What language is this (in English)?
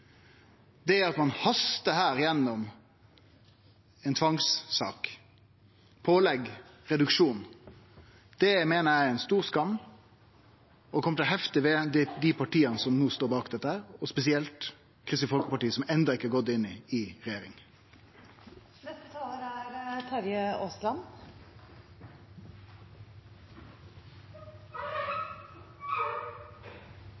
Norwegian Nynorsk